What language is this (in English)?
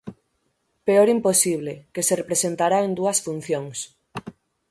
Galician